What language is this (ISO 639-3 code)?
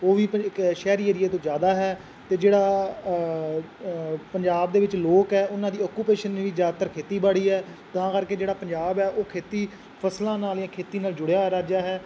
pan